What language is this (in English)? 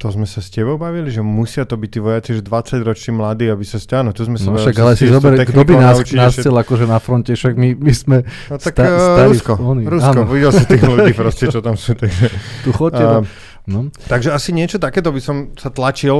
Slovak